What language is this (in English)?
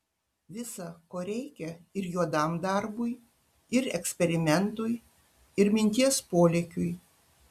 Lithuanian